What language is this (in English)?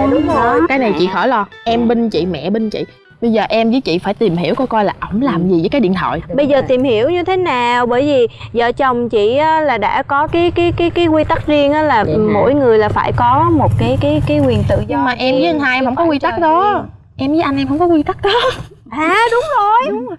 Vietnamese